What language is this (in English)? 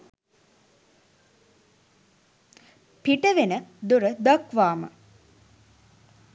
Sinhala